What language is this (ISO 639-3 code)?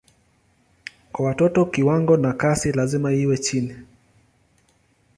swa